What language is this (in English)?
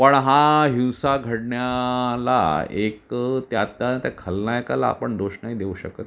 Marathi